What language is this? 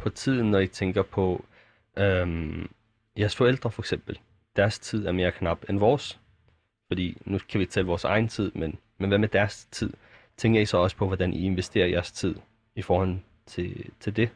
Danish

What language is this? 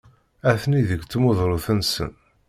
Kabyle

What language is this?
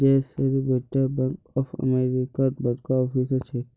Magahi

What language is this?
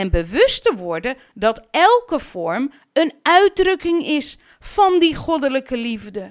Dutch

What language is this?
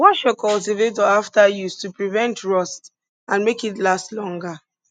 Nigerian Pidgin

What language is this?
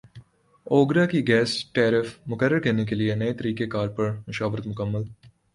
Urdu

